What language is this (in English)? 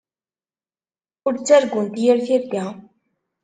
Kabyle